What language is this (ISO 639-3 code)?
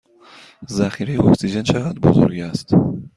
fas